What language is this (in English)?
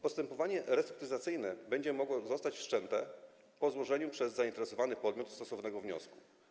Polish